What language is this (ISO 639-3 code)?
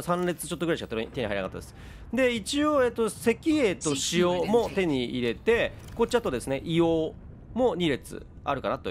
jpn